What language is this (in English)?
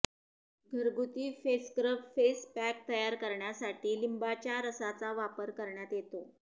Marathi